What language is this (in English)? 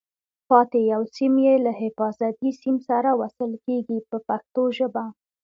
Pashto